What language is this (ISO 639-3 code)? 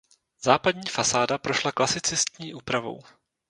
ces